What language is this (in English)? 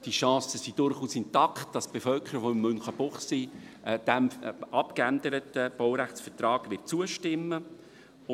Swiss German